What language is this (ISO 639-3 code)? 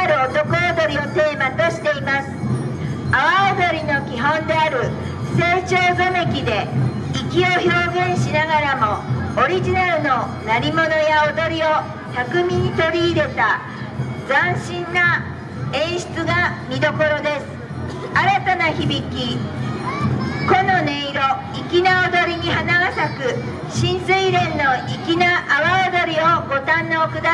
jpn